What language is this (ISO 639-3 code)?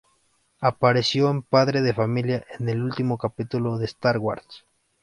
spa